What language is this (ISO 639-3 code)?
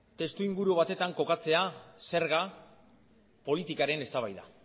eus